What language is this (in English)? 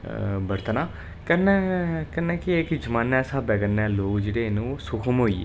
Dogri